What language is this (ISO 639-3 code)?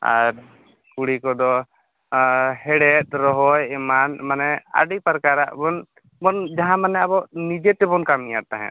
sat